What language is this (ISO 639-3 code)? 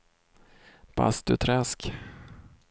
swe